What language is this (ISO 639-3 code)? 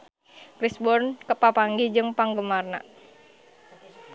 sun